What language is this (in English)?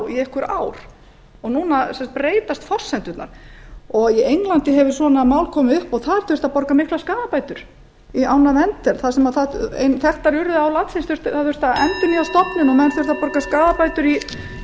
Icelandic